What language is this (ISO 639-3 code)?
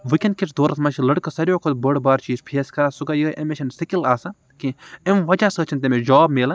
kas